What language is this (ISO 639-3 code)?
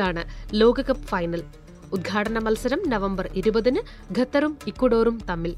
mal